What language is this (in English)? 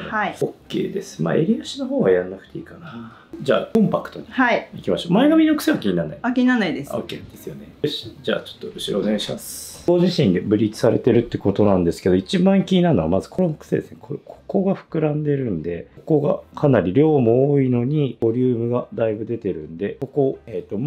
Japanese